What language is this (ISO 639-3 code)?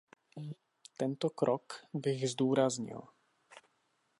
ces